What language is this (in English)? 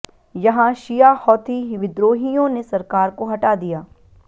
Hindi